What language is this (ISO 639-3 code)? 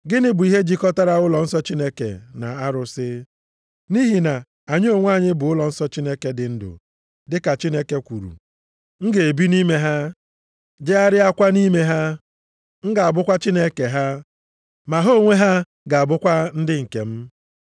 ibo